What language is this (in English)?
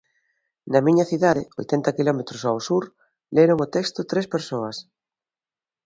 Galician